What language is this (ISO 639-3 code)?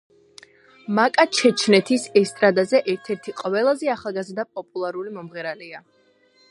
kat